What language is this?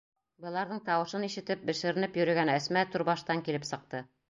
Bashkir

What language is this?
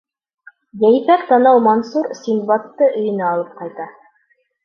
Bashkir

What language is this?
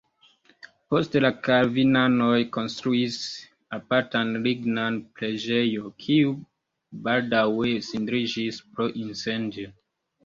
Esperanto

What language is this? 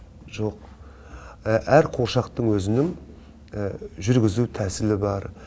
Kazakh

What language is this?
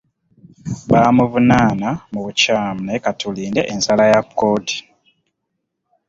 Ganda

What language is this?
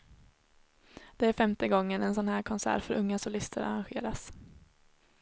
Swedish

